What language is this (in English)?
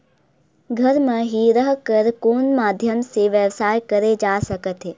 Chhattisgarhi